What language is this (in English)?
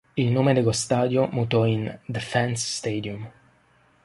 Italian